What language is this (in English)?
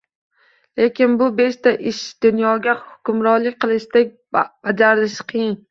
Uzbek